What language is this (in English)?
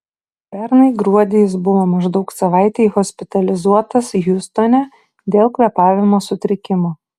Lithuanian